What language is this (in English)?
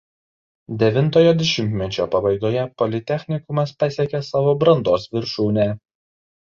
Lithuanian